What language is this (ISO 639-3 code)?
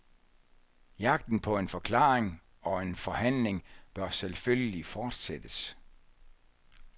dan